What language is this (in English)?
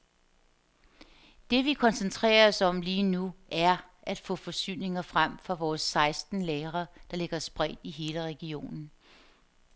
Danish